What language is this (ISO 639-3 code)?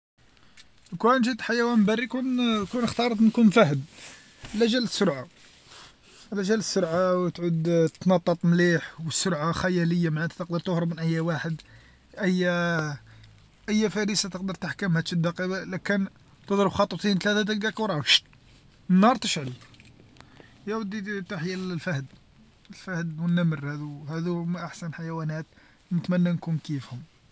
arq